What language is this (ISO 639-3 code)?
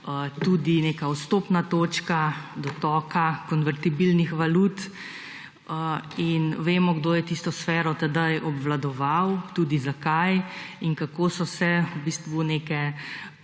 slv